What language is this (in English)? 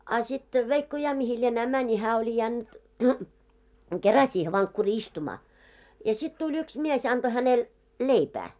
Finnish